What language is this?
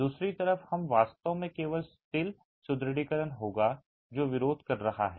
Hindi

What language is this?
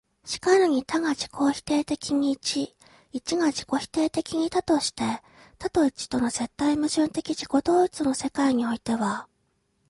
Japanese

